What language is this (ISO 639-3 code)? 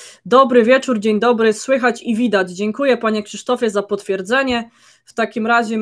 pol